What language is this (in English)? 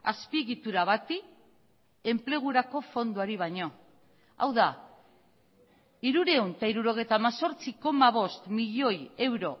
Basque